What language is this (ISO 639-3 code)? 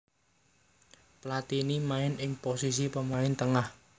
jav